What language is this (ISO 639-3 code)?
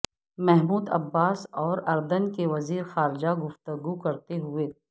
urd